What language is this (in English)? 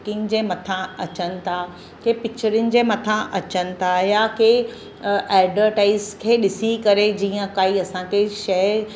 Sindhi